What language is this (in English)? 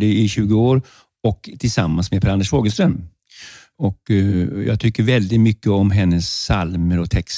Swedish